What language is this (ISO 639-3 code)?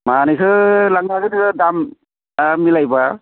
brx